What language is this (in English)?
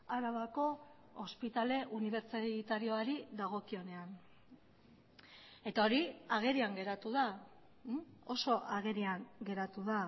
Basque